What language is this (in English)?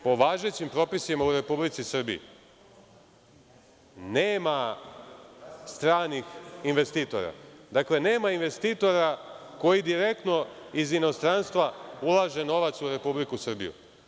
Serbian